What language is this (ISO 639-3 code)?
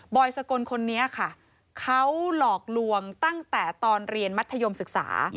tha